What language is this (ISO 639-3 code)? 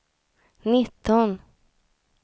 swe